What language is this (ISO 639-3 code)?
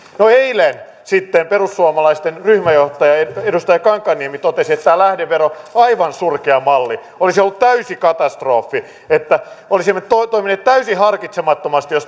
fin